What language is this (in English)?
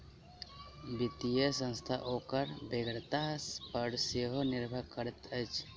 Maithili